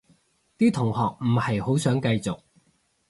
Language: Cantonese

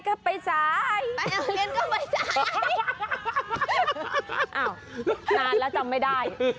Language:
Thai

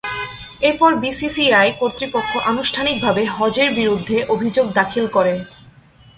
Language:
Bangla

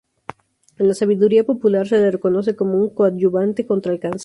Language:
Spanish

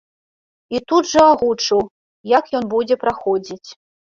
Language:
Belarusian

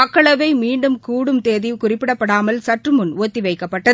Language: Tamil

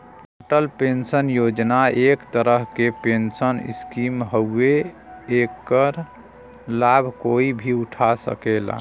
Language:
Bhojpuri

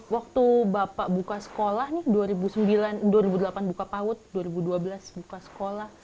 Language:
Indonesian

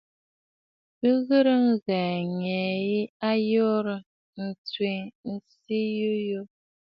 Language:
Bafut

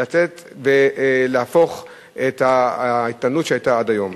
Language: Hebrew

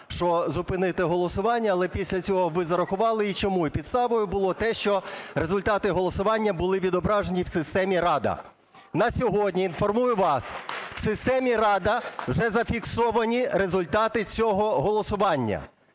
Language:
Ukrainian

